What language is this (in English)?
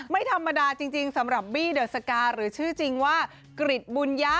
Thai